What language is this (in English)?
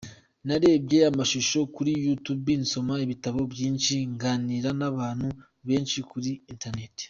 Kinyarwanda